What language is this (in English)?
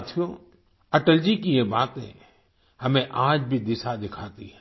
Hindi